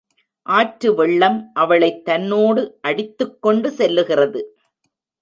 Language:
Tamil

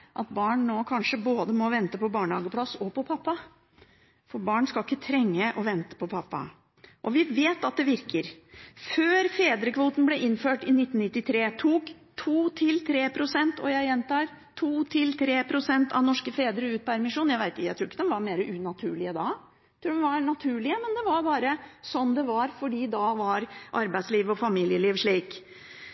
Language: Norwegian Bokmål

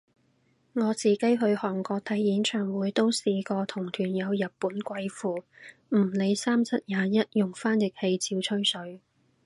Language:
Cantonese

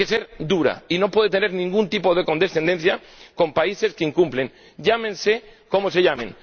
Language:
Spanish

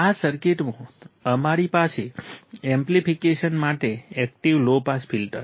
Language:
Gujarati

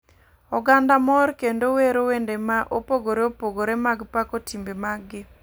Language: Luo (Kenya and Tanzania)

